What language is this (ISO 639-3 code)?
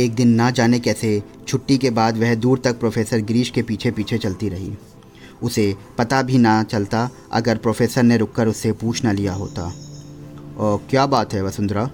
hin